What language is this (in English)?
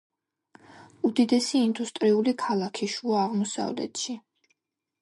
Georgian